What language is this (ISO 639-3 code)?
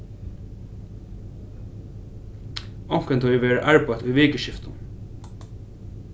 fao